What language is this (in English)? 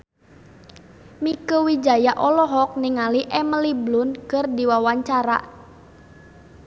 Sundanese